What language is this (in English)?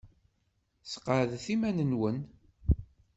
Kabyle